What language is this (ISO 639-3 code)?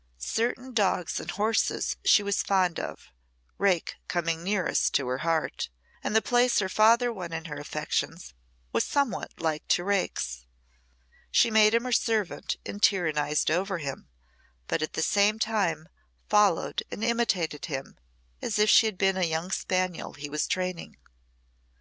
eng